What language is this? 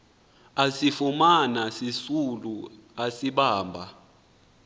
Xhosa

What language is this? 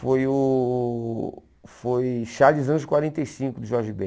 Portuguese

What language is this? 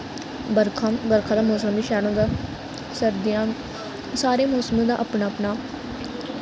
Dogri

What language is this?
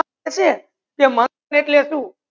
Gujarati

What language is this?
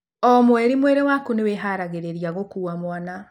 Kikuyu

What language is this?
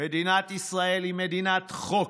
Hebrew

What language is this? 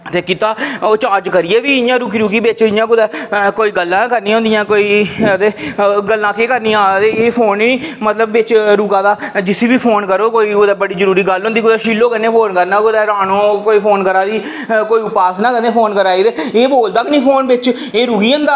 Dogri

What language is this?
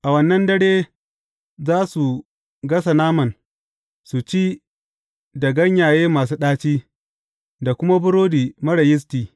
Hausa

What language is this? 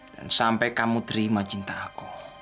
Indonesian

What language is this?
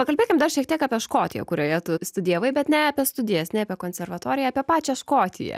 Lithuanian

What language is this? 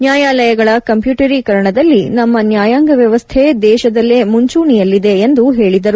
Kannada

